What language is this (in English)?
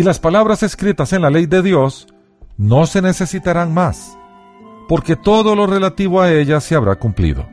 Spanish